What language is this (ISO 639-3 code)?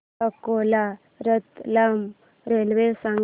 mar